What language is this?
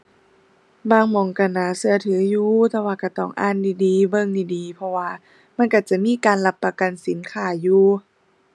Thai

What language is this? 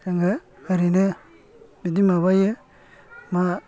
Bodo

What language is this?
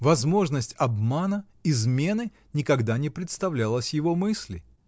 Russian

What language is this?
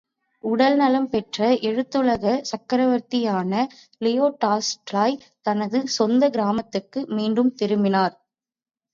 Tamil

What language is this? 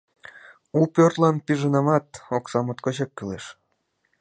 Mari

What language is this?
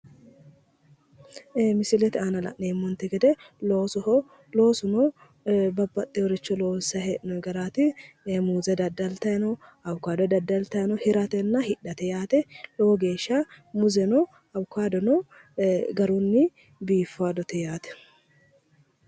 Sidamo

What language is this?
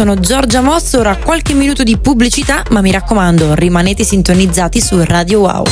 Italian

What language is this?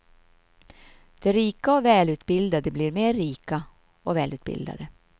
Swedish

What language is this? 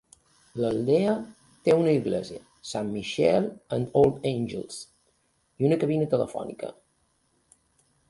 Catalan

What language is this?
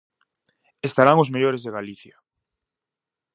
Galician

